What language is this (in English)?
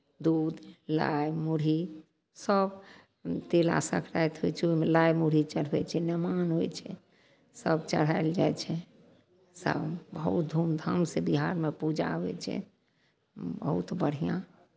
Maithili